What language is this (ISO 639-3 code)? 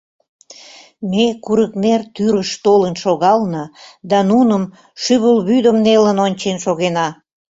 chm